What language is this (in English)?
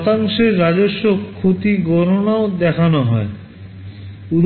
Bangla